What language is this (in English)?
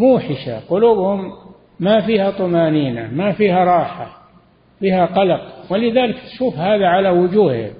Arabic